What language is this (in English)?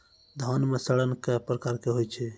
Maithili